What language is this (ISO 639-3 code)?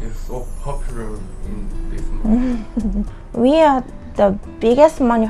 kor